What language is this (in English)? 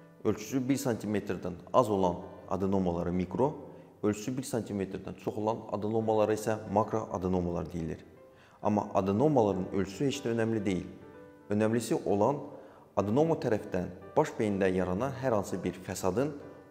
Turkish